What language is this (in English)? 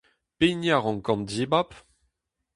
Breton